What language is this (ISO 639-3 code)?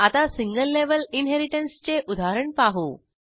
mar